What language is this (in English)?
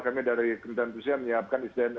Indonesian